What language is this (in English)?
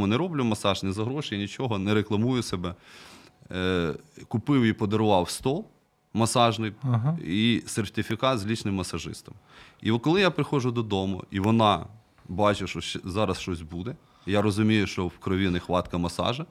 Ukrainian